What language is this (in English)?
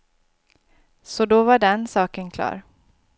Swedish